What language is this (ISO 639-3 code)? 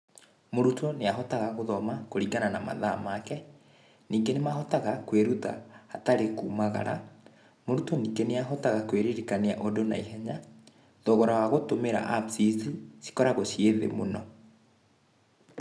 kik